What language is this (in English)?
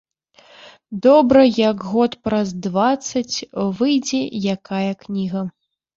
Belarusian